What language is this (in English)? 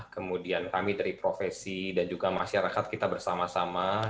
Indonesian